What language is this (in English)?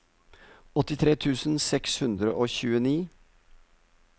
Norwegian